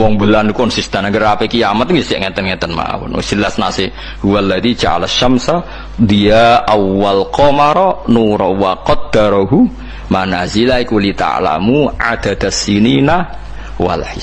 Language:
Indonesian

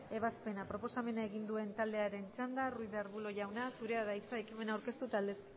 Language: Basque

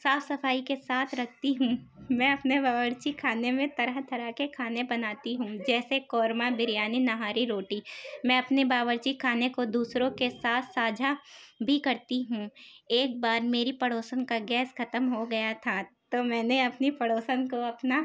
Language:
Urdu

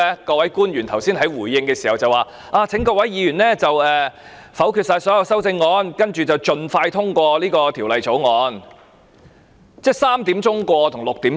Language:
Cantonese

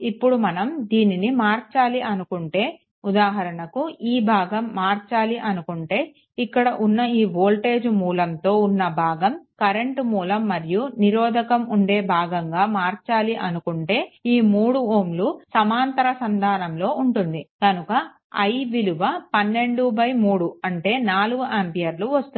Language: Telugu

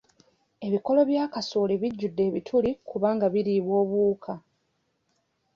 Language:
Ganda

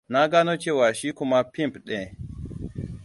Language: Hausa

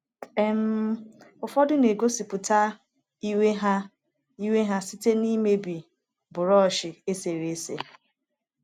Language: Igbo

